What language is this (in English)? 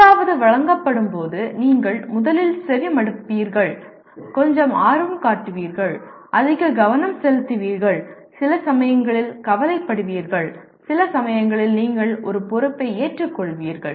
Tamil